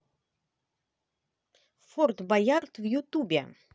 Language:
Russian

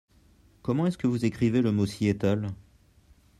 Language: French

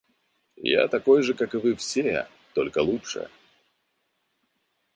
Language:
Russian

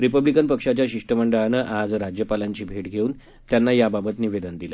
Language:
Marathi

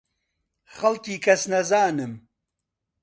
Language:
Central Kurdish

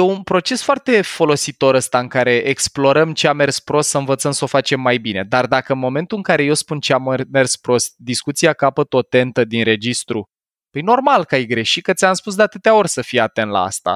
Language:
Romanian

